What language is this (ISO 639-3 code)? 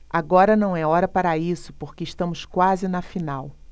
por